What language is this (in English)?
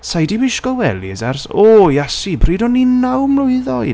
Welsh